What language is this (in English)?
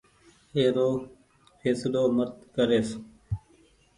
Goaria